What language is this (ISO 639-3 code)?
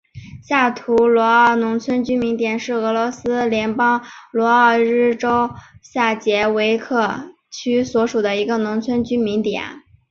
zho